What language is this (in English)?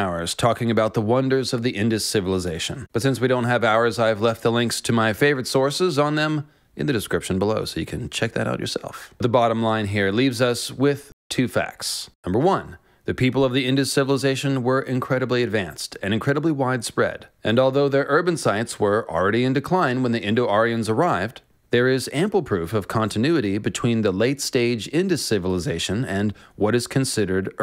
English